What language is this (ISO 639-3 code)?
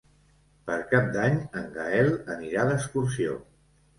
cat